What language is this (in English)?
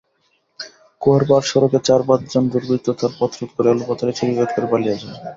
Bangla